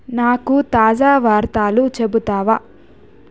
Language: Telugu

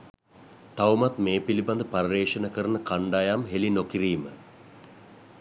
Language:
Sinhala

